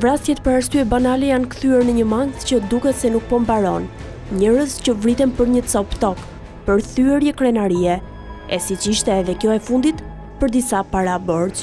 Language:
Romanian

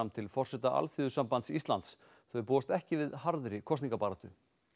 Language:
Icelandic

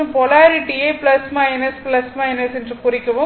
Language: Tamil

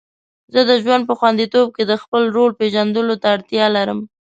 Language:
Pashto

